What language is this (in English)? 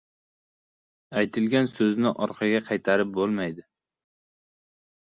Uzbek